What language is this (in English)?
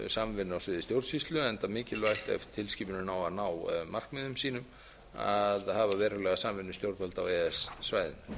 Icelandic